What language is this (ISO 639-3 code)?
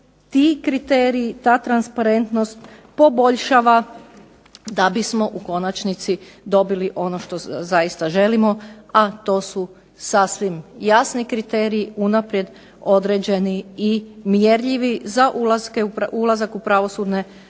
hrv